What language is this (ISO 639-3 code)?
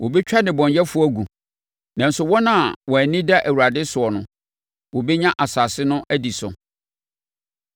aka